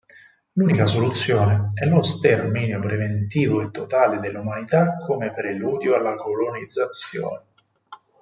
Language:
Italian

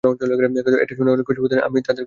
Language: Bangla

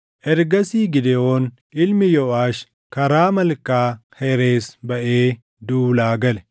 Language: Oromo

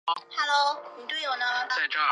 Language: Chinese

